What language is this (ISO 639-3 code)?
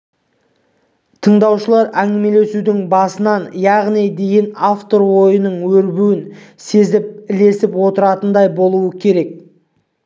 kaz